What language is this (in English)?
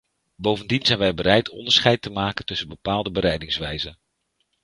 Dutch